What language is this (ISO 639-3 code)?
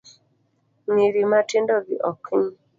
luo